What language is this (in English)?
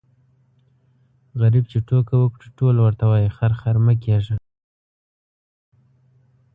Pashto